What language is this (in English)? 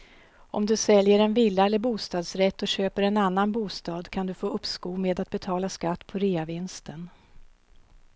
Swedish